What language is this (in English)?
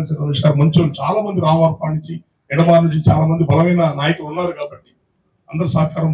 Telugu